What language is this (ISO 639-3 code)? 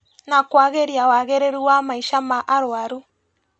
kik